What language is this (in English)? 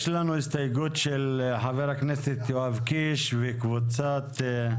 Hebrew